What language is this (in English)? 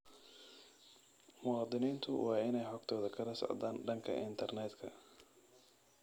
Somali